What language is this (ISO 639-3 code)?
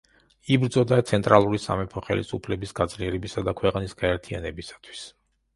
kat